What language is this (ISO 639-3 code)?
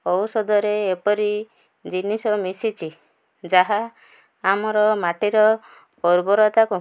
ori